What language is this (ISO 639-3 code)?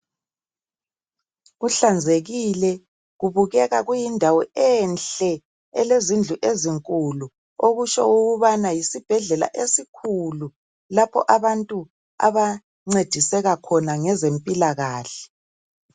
nde